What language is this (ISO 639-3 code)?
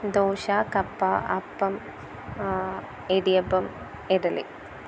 mal